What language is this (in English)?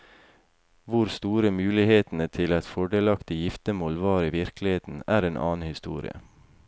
Norwegian